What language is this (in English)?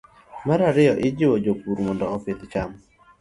Luo (Kenya and Tanzania)